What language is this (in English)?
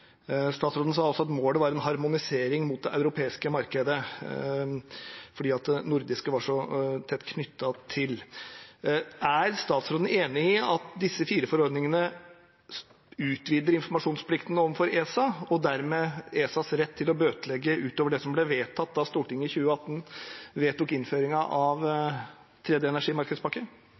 Norwegian Bokmål